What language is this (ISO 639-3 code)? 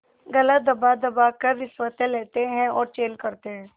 hin